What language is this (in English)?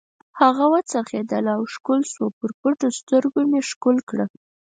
Pashto